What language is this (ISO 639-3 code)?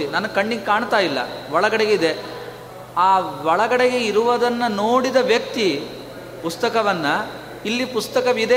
kan